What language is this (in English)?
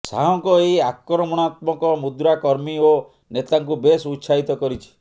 Odia